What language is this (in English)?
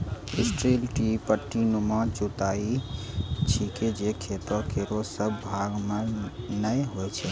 Maithili